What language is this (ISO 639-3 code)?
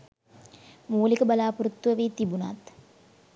sin